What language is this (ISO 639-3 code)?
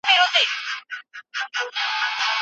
pus